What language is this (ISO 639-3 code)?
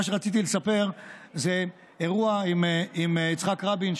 heb